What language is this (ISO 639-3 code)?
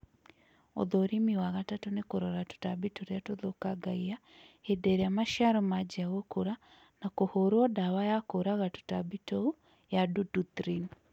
kik